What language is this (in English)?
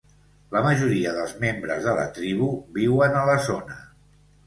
Catalan